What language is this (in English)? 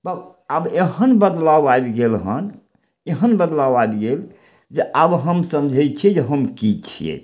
Maithili